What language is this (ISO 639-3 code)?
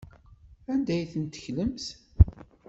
kab